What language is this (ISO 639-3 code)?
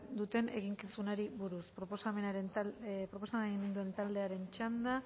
eus